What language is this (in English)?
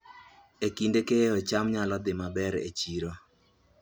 Luo (Kenya and Tanzania)